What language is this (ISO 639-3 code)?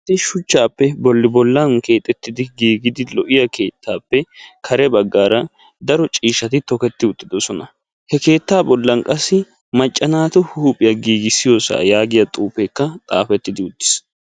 wal